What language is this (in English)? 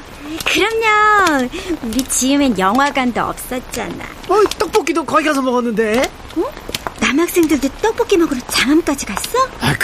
Korean